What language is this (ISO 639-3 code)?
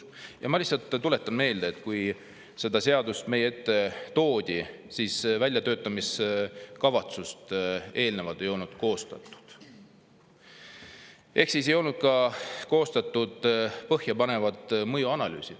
est